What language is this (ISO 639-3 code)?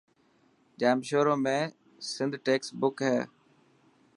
mki